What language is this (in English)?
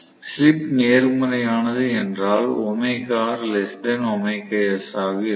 Tamil